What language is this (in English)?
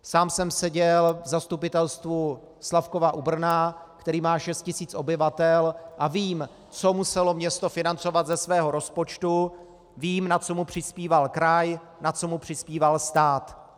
Czech